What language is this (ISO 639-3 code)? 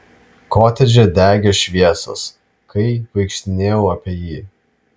lit